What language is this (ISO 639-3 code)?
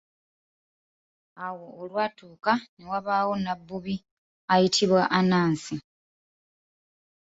lug